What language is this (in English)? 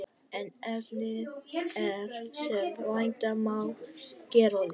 Icelandic